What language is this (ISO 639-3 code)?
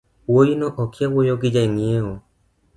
luo